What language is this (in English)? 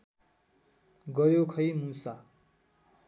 Nepali